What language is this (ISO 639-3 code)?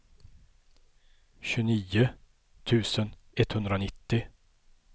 swe